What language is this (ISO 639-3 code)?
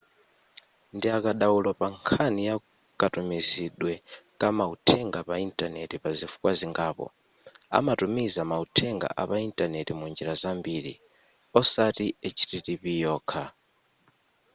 nya